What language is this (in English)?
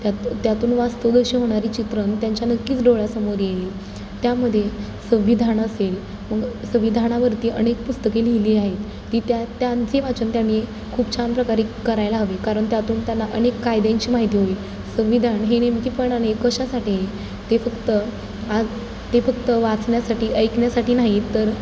Marathi